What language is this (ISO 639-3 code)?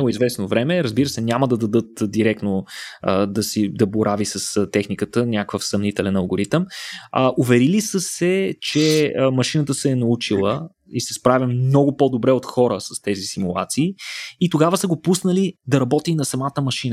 bul